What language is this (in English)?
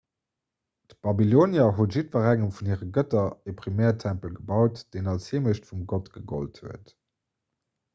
Luxembourgish